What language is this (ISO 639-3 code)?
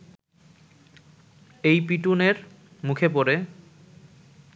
ben